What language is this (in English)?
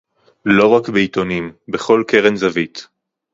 Hebrew